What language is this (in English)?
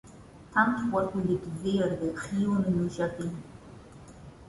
Portuguese